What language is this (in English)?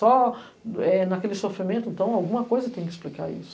Portuguese